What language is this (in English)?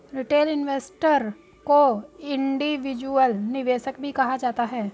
Hindi